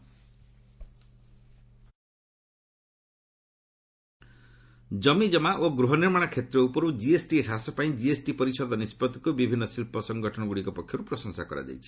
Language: Odia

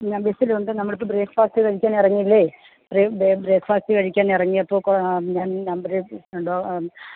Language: Malayalam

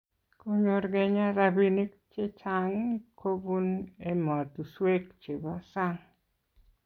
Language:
Kalenjin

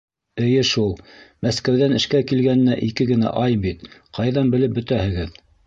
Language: Bashkir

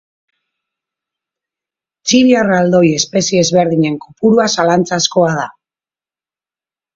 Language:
Basque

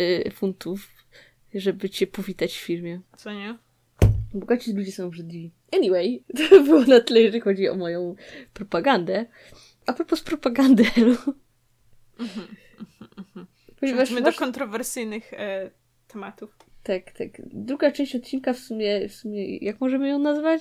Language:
Polish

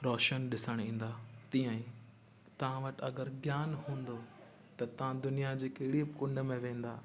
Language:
Sindhi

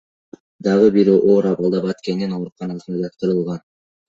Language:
Kyrgyz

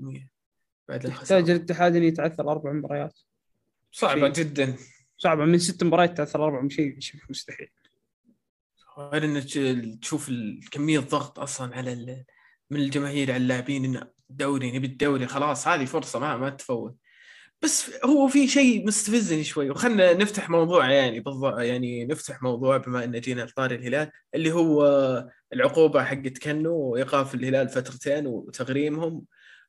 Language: Arabic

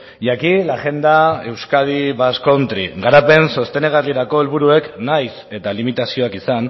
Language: Basque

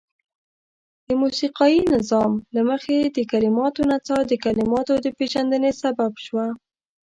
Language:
Pashto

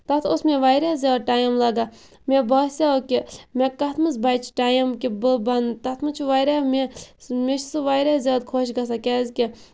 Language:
Kashmiri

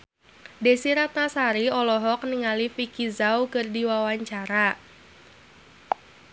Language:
Sundanese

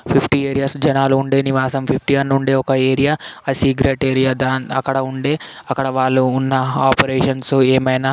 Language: Telugu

